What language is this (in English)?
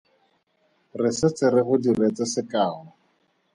Tswana